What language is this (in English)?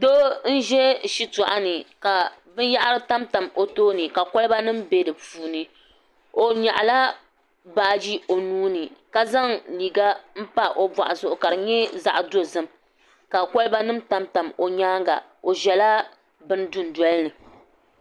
Dagbani